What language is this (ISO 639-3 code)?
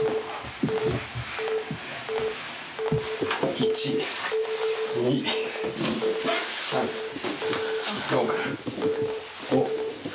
jpn